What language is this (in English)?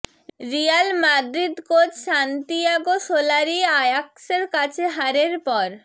Bangla